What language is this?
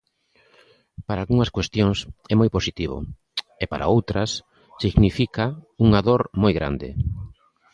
Galician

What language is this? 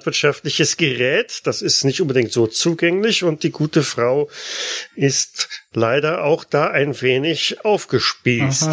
German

